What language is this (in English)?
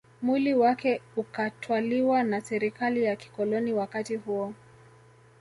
Swahili